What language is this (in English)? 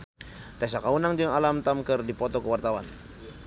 Sundanese